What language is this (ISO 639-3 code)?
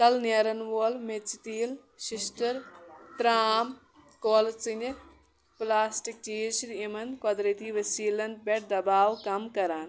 kas